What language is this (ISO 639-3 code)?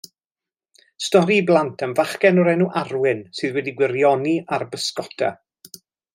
cym